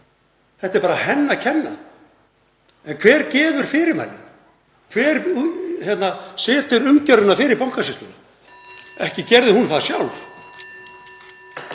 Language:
Icelandic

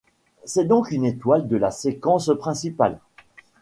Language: French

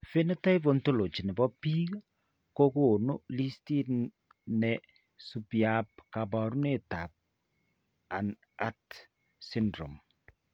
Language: Kalenjin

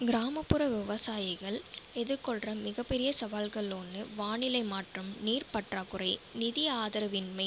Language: Tamil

